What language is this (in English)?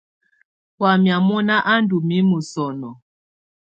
Tunen